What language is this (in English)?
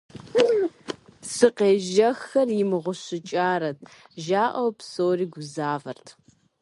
Kabardian